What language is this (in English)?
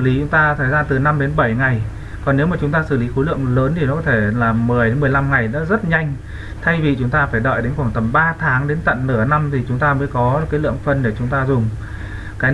Vietnamese